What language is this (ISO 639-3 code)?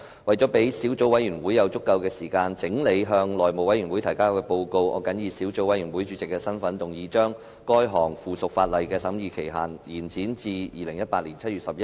yue